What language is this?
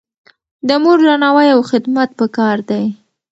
Pashto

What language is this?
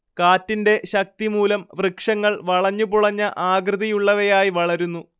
Malayalam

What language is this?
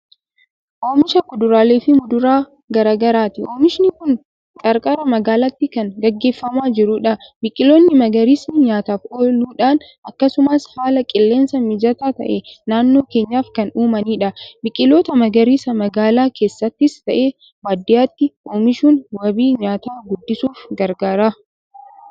Oromo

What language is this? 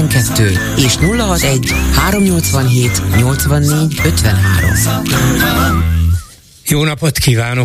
Hungarian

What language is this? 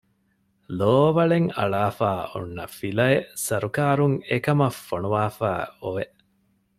Divehi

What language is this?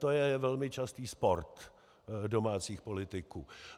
Czech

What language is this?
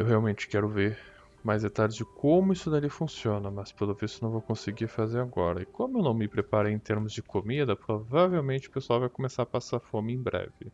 Portuguese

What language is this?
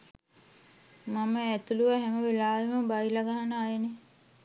Sinhala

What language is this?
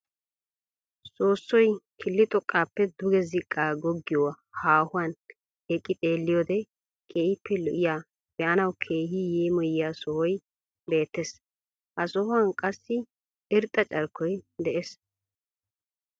Wolaytta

